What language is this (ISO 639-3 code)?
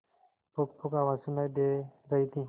hin